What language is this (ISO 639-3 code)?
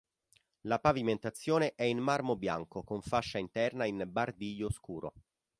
ita